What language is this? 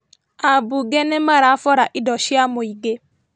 Kikuyu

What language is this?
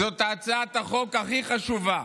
Hebrew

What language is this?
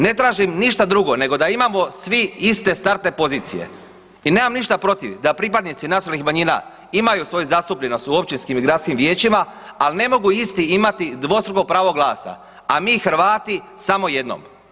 Croatian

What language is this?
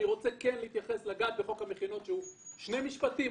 Hebrew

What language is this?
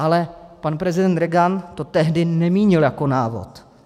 Czech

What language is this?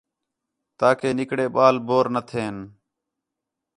Khetrani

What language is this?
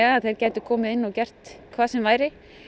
Icelandic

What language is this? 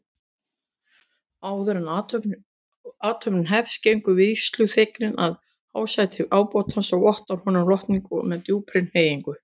Icelandic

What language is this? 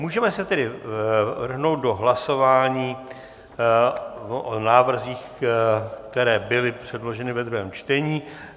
Czech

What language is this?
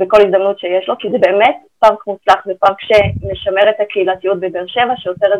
Hebrew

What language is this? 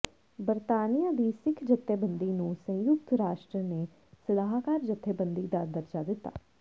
Punjabi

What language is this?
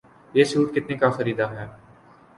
Urdu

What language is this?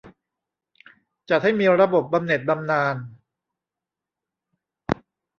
Thai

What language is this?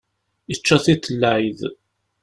Kabyle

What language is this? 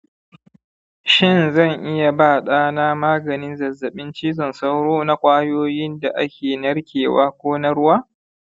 Hausa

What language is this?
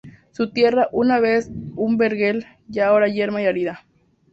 Spanish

